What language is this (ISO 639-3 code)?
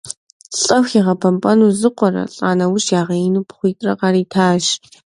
kbd